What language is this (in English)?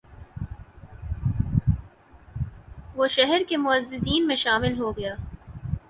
Urdu